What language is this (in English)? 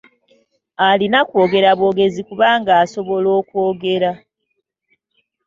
Ganda